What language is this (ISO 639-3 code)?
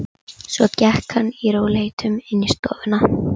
isl